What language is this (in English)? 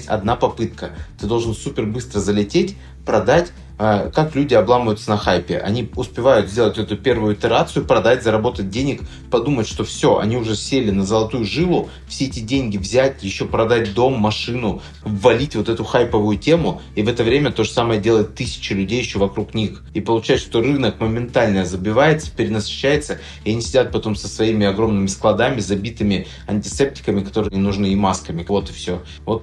Russian